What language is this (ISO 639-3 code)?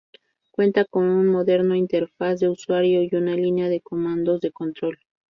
spa